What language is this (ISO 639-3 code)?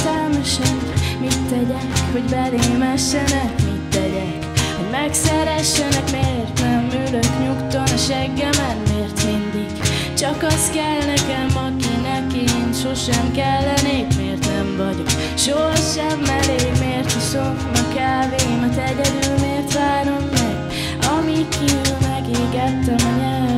hun